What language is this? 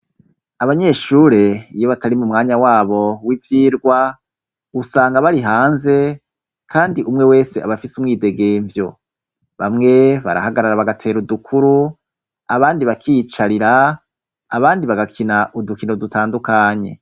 Rundi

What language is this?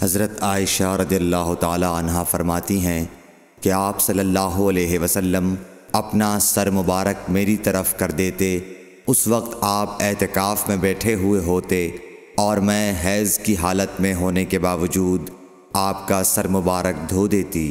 Urdu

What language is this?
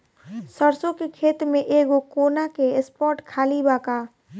Bhojpuri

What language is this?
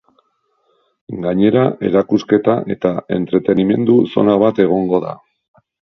Basque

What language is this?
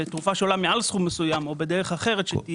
Hebrew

